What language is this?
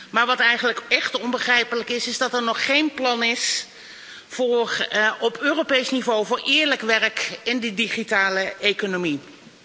Dutch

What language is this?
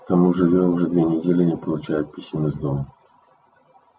Russian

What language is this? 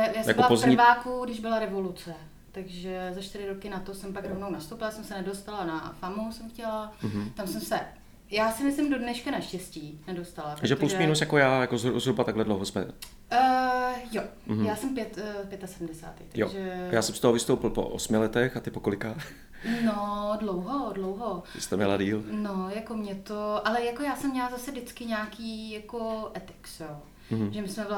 Czech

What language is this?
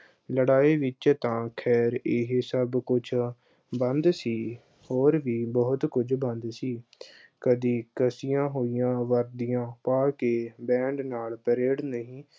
Punjabi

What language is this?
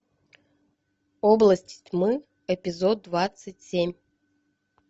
Russian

